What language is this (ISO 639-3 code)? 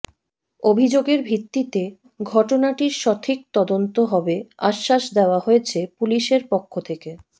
ben